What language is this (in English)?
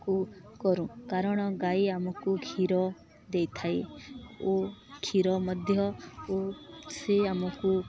Odia